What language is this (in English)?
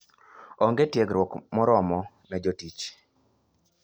Luo (Kenya and Tanzania)